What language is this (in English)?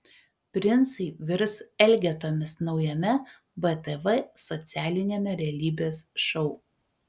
Lithuanian